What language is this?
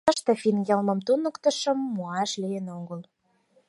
Mari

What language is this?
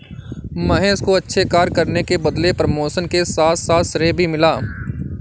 Hindi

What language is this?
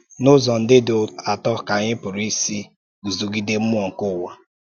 Igbo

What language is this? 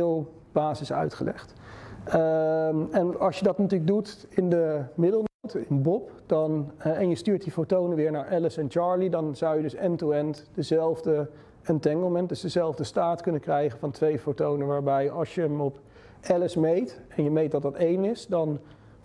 Dutch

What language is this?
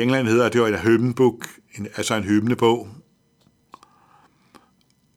Danish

